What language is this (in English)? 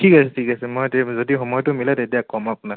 Assamese